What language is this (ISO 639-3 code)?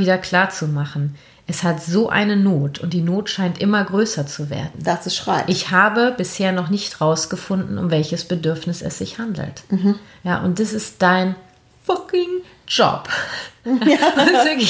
deu